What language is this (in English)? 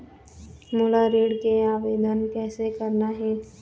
Chhattisgarhi